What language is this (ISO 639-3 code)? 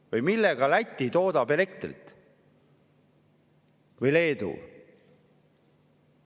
est